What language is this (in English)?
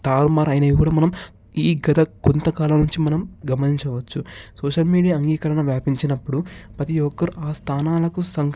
Telugu